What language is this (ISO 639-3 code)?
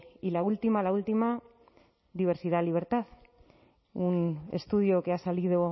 spa